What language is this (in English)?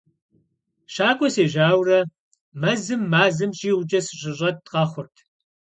Kabardian